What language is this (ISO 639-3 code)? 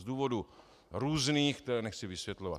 ces